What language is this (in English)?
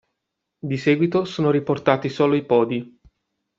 Italian